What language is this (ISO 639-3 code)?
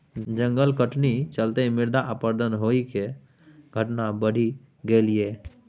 mai